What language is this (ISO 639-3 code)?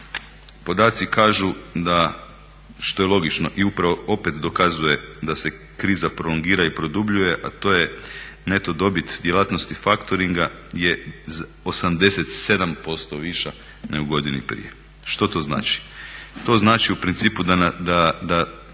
hrv